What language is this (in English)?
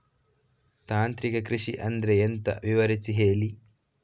Kannada